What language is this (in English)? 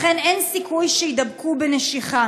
Hebrew